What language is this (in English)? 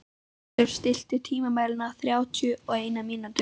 Icelandic